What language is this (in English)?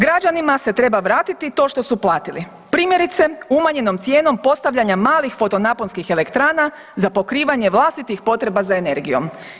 Croatian